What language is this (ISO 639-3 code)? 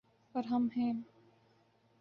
urd